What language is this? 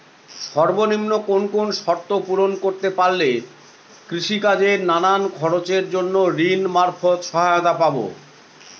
Bangla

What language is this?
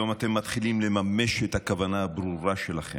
Hebrew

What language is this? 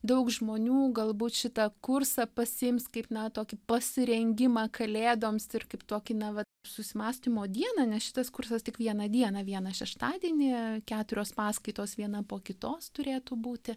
Lithuanian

